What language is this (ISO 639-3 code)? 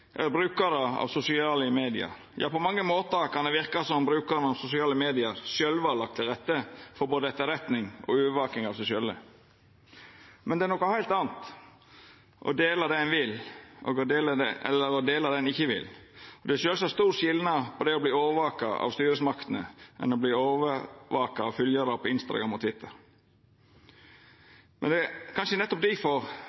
nno